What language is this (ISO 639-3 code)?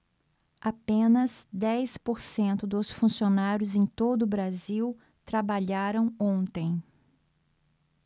por